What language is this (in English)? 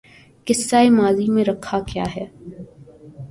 Urdu